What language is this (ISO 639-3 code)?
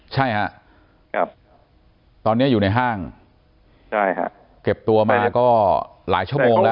tha